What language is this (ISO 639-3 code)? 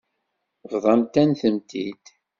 kab